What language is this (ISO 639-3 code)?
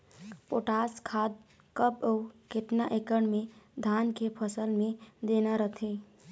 hne